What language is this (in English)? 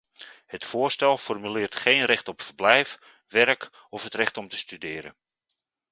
Dutch